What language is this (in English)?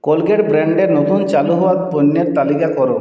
Bangla